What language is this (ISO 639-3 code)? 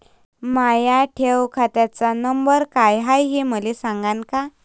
mar